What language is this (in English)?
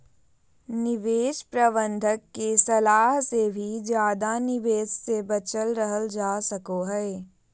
Magahi